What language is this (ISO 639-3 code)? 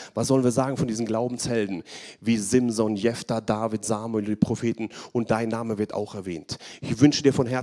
deu